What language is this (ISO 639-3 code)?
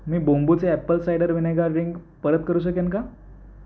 mar